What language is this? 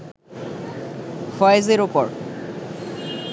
Bangla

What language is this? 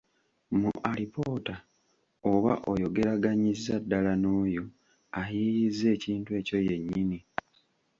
Ganda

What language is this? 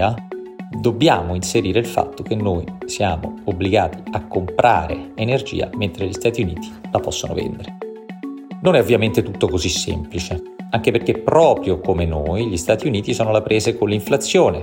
Italian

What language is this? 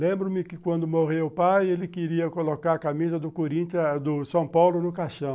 Portuguese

